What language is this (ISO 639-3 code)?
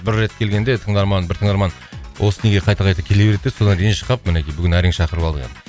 kaz